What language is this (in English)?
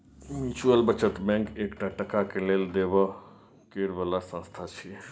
Maithili